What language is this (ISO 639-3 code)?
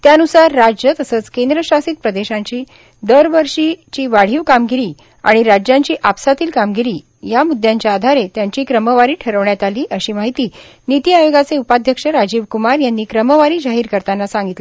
mar